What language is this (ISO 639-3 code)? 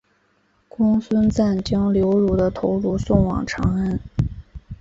zho